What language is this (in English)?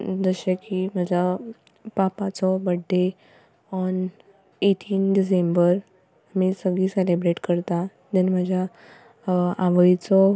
Konkani